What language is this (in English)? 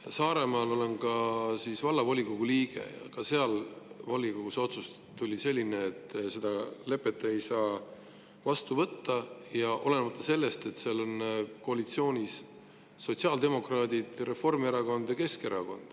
Estonian